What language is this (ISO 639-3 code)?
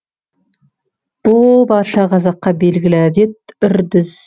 kaz